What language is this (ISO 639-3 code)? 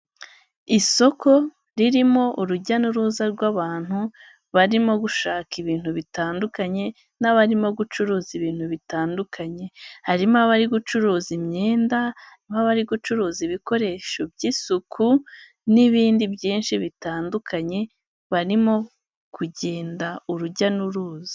kin